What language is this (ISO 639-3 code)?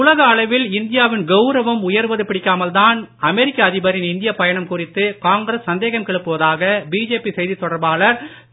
tam